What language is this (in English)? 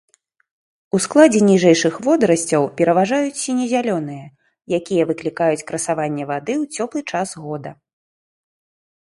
Belarusian